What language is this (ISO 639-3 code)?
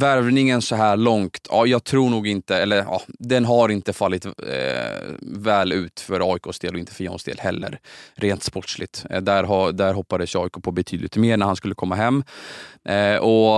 swe